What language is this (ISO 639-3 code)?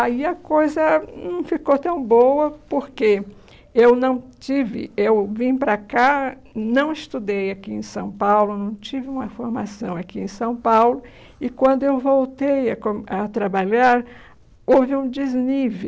por